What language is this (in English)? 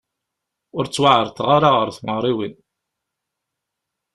Kabyle